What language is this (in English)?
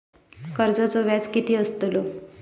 Marathi